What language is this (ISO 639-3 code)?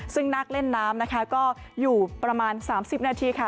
tha